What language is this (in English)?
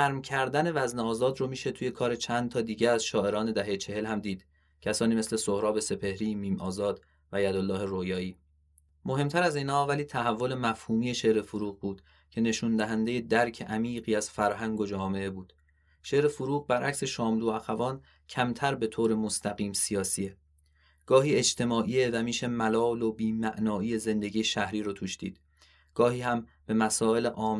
Persian